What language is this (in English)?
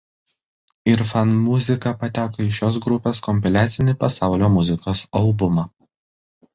Lithuanian